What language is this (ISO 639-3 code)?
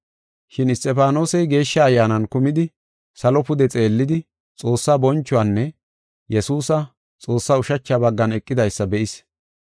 gof